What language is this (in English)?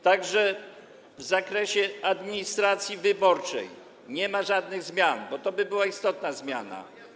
Polish